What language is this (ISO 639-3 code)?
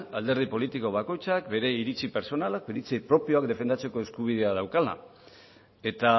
eus